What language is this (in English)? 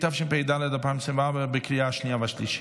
Hebrew